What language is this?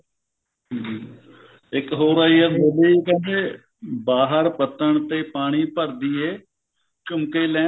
Punjabi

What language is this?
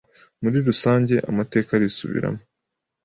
Kinyarwanda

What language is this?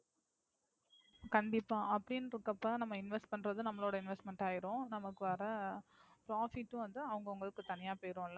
Tamil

